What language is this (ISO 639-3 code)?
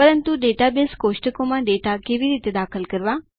guj